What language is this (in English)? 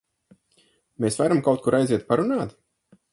Latvian